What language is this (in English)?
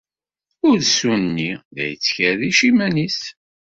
Kabyle